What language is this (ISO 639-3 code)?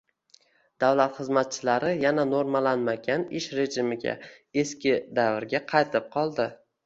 uzb